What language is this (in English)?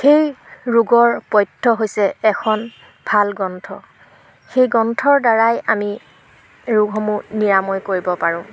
Assamese